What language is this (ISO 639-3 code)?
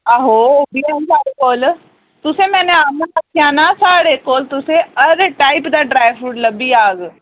doi